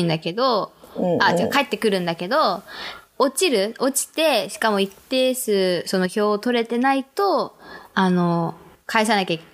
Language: Japanese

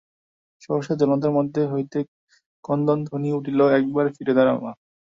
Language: Bangla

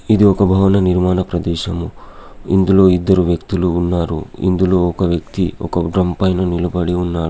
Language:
Telugu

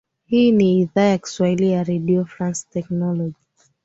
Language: Swahili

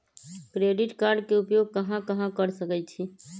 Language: Magahi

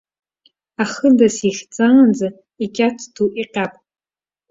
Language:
Abkhazian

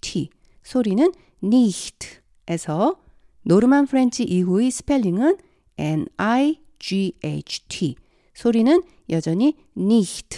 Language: Korean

